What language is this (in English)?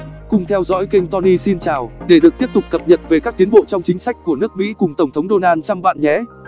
Vietnamese